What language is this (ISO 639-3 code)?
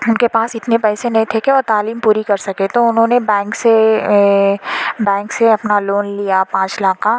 urd